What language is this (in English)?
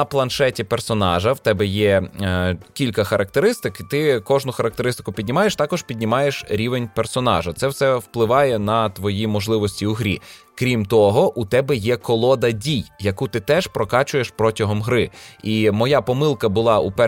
Ukrainian